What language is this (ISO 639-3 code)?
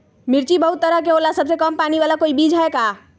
mag